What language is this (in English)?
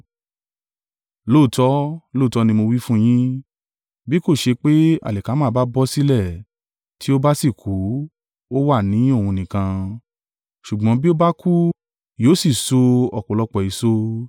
Yoruba